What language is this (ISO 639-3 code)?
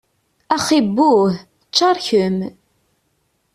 kab